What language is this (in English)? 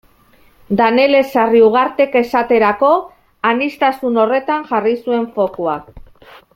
Basque